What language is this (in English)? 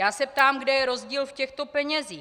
Czech